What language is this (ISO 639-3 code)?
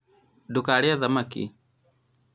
kik